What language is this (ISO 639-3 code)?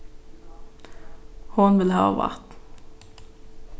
fao